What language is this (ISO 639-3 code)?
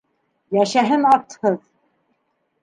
bak